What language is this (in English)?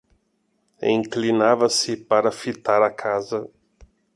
Portuguese